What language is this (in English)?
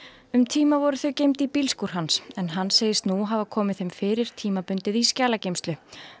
Icelandic